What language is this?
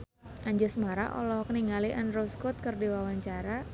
Sundanese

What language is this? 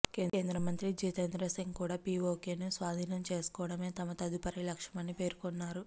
Telugu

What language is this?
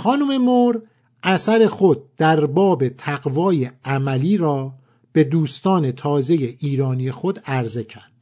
Persian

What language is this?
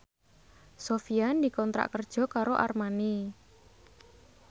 Javanese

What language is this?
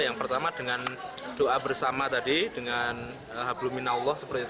Indonesian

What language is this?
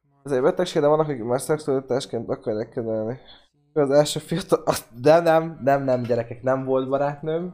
Hungarian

